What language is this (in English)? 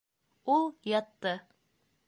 Bashkir